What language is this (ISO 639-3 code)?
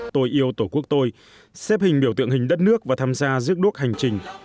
vie